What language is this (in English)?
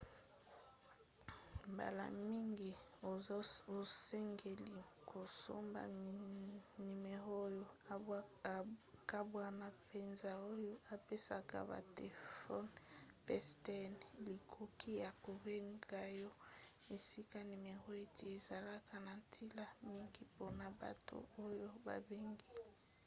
Lingala